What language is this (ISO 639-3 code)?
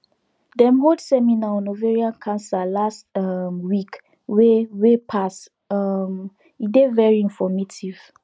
pcm